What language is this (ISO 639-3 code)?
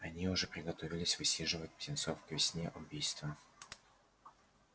rus